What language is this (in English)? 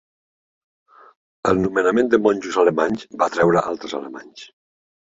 Catalan